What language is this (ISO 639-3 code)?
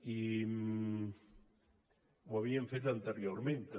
cat